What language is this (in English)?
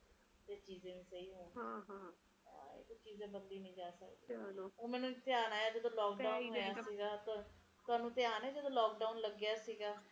Punjabi